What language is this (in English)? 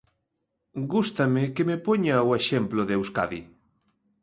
Galician